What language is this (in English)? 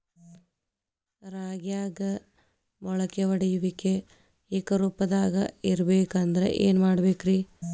Kannada